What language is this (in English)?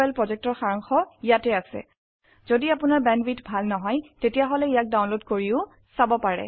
Assamese